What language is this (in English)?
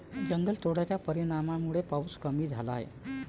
Marathi